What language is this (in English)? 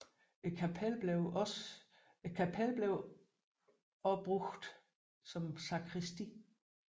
Danish